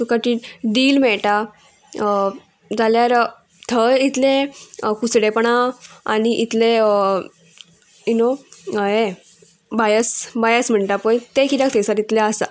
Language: Konkani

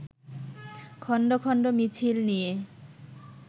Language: Bangla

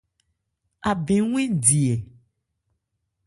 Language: Ebrié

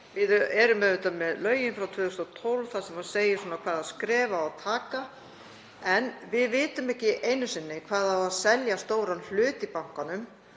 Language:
Icelandic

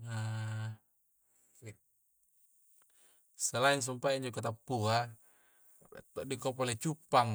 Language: Coastal Konjo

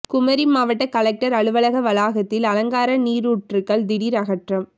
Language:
Tamil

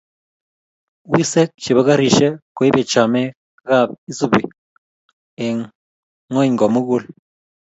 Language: Kalenjin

